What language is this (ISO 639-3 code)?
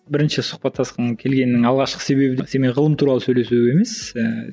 kaz